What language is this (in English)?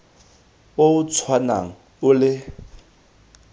Tswana